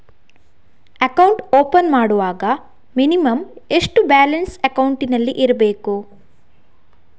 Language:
Kannada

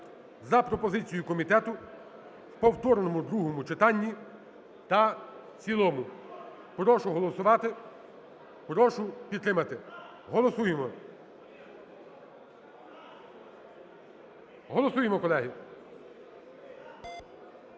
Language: Ukrainian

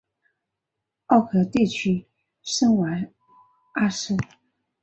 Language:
Chinese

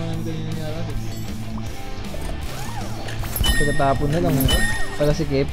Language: Filipino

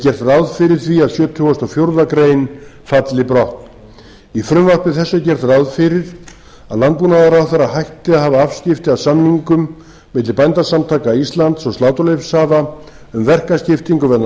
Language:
Icelandic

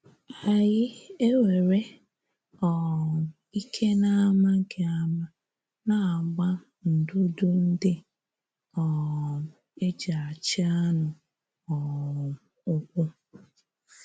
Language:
Igbo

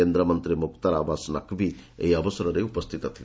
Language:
Odia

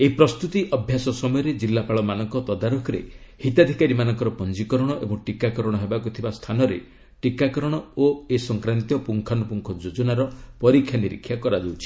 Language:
Odia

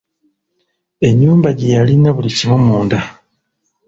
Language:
Ganda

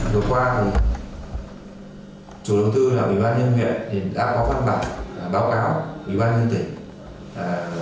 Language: Vietnamese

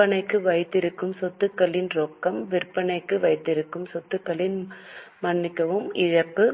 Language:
Tamil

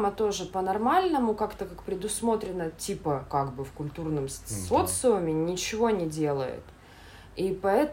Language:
Russian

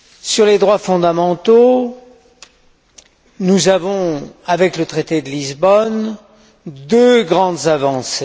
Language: French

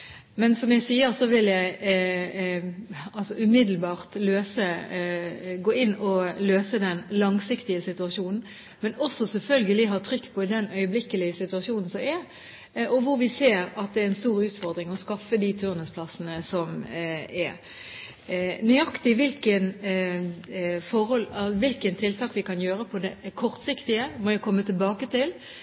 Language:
Norwegian Bokmål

